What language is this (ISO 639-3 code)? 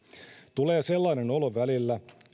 fin